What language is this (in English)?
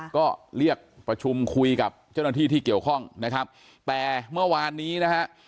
Thai